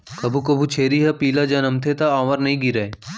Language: Chhattisgarhi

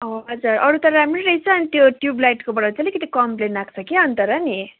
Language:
Nepali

